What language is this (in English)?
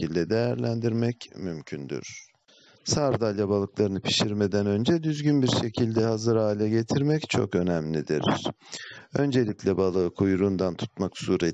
Turkish